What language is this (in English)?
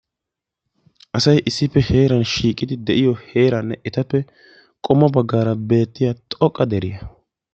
Wolaytta